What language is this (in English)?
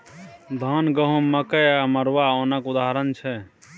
Maithili